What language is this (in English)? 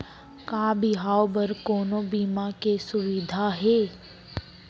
Chhattisgarhi